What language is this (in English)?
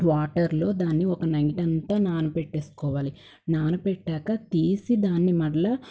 Telugu